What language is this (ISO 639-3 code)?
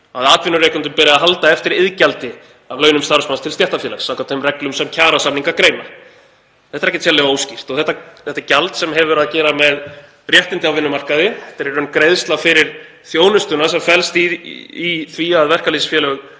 isl